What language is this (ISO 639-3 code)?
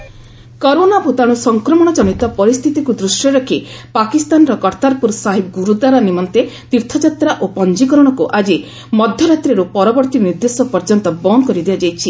ori